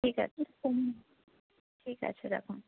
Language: Bangla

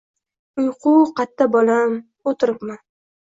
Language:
Uzbek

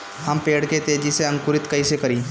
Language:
Bhojpuri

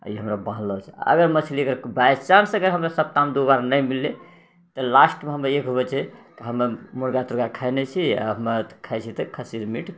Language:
Maithili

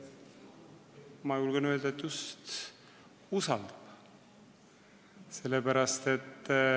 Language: Estonian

